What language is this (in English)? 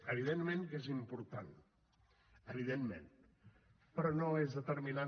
Catalan